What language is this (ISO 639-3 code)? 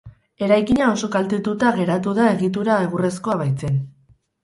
eus